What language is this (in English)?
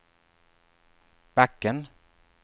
Swedish